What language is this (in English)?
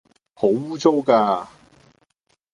Cantonese